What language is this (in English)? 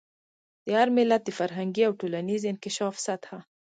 Pashto